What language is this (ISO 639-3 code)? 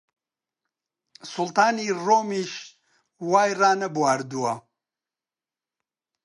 ckb